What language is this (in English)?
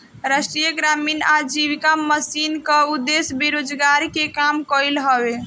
Bhojpuri